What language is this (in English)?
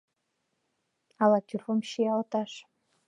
Mari